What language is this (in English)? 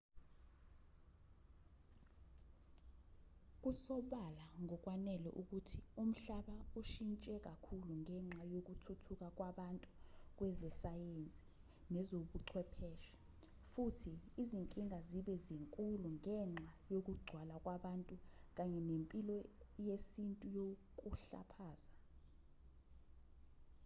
Zulu